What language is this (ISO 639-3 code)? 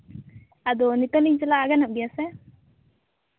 sat